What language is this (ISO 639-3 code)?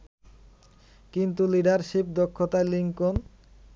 ben